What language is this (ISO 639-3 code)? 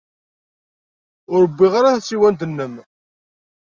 kab